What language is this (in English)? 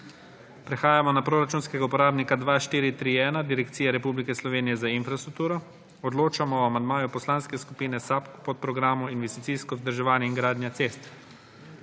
Slovenian